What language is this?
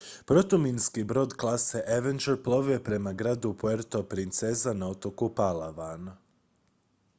Croatian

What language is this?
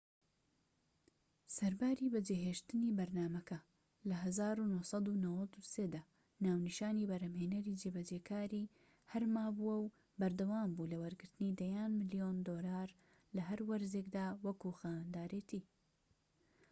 Central Kurdish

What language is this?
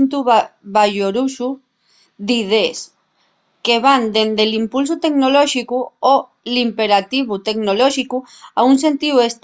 Asturian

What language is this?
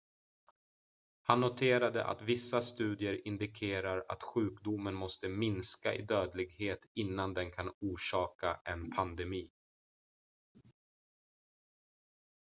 Swedish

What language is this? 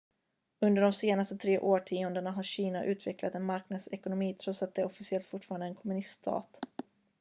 Swedish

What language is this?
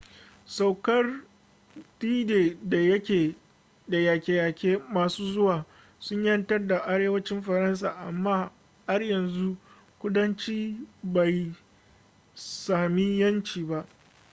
Hausa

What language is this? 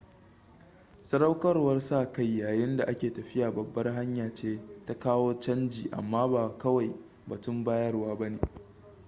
Hausa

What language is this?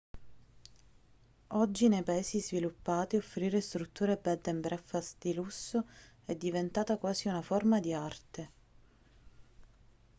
Italian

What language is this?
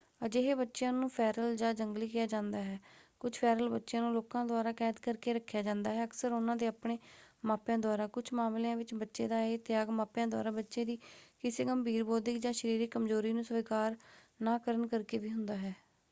Punjabi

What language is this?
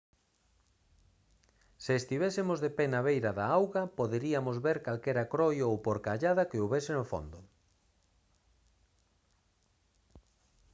Galician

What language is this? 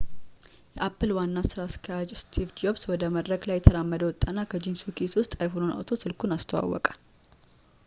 Amharic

